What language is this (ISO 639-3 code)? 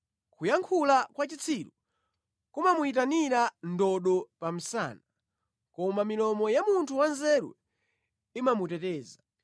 nya